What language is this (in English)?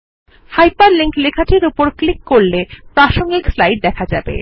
Bangla